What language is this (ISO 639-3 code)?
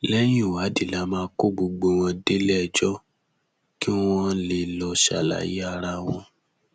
yor